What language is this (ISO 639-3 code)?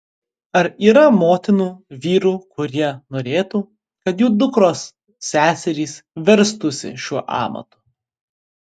lit